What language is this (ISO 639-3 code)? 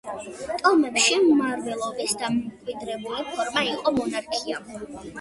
kat